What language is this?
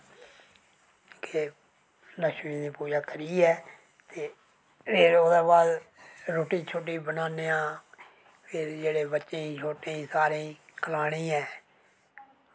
Dogri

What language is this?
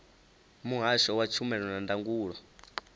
Venda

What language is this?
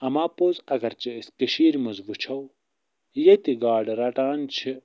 Kashmiri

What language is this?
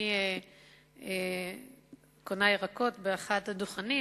Hebrew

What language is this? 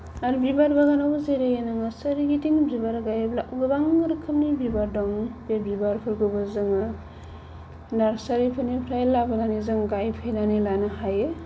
Bodo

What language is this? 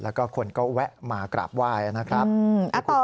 Thai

